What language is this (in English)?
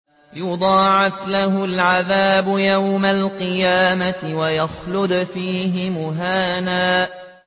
Arabic